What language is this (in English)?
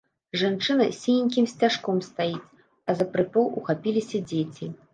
Belarusian